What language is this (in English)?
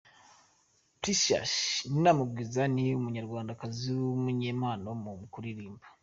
Kinyarwanda